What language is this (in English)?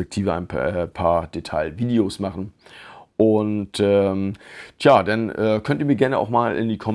German